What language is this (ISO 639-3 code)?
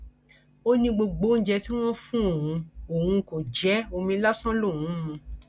yor